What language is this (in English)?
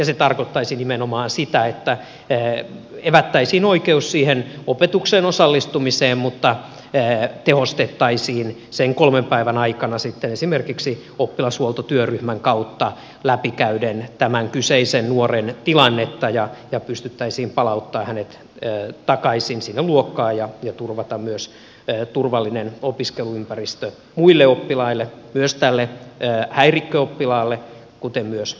Finnish